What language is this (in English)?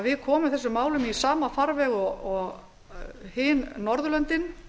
Icelandic